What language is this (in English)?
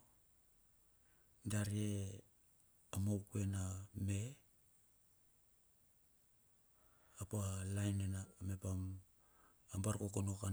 Bilur